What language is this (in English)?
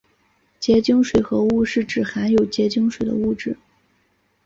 Chinese